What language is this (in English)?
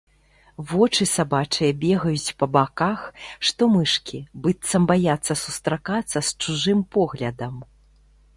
Belarusian